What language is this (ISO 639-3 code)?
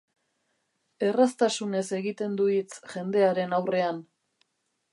eus